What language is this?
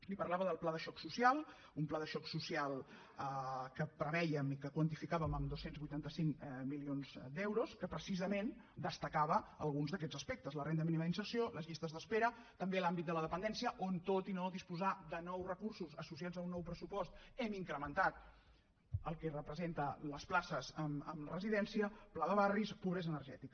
Catalan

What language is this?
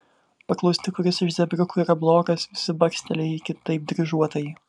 Lithuanian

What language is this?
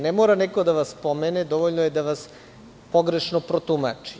Serbian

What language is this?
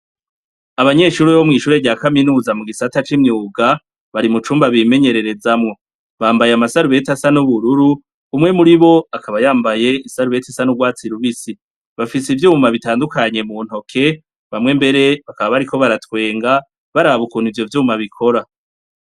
Rundi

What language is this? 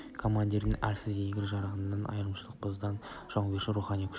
Kazakh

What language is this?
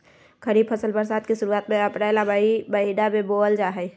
Magahi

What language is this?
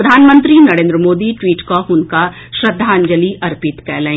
Maithili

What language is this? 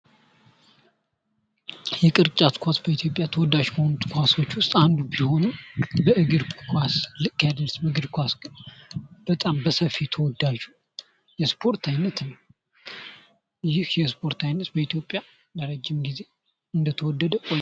Amharic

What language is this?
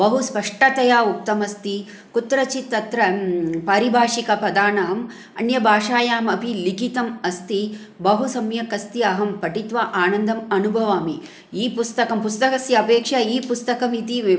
Sanskrit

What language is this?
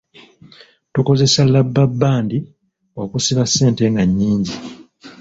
Ganda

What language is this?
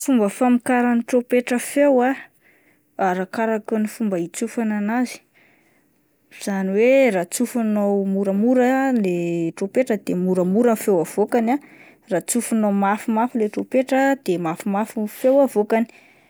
Malagasy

